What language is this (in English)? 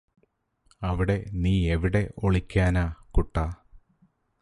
Malayalam